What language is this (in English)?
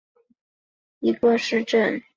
Chinese